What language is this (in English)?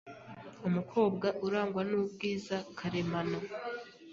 Kinyarwanda